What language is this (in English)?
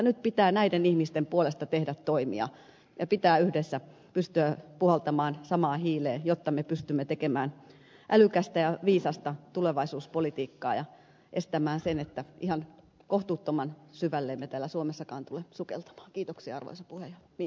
Finnish